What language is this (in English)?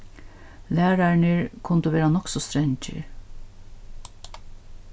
Faroese